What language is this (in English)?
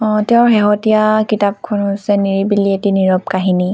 Assamese